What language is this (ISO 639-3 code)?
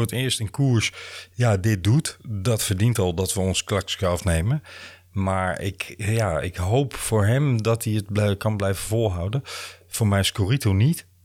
nld